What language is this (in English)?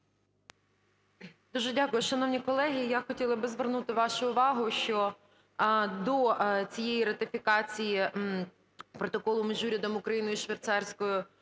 Ukrainian